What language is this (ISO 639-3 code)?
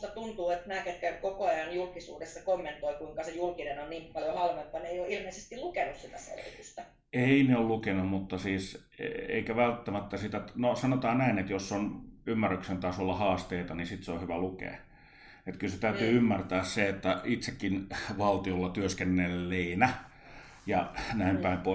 fin